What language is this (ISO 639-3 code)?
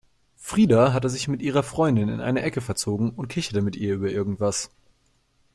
deu